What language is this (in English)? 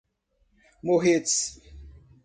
Portuguese